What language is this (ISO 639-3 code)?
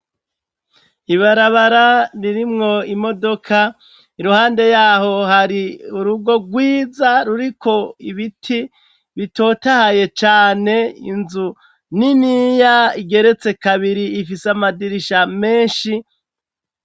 run